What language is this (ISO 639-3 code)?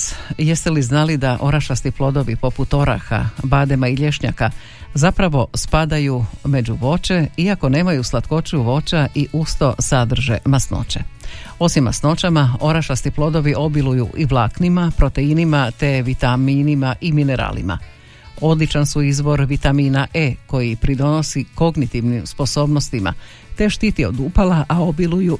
hrv